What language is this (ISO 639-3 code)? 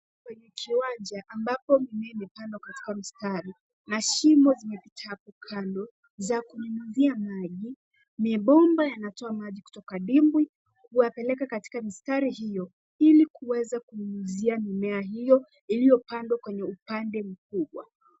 swa